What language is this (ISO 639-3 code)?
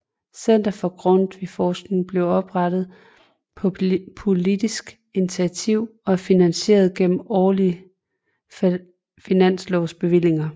dan